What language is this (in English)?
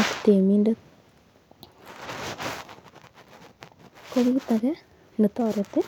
Kalenjin